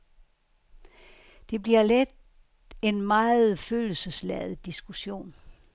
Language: Danish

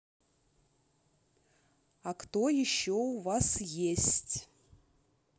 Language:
Russian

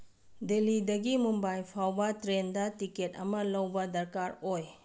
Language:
Manipuri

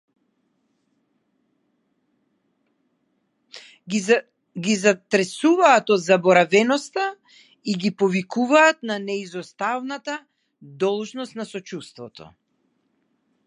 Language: Macedonian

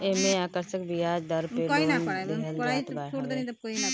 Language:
Bhojpuri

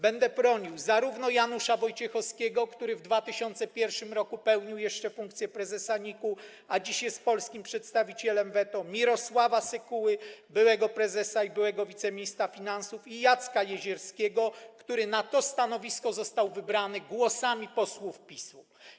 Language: Polish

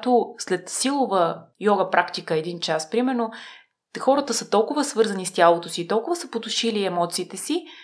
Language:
Bulgarian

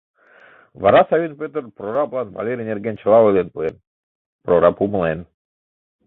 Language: Mari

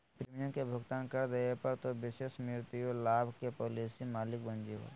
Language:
Magahi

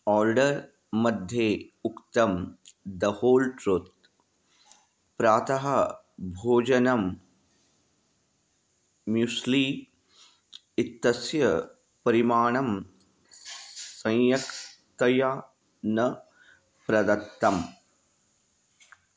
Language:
Sanskrit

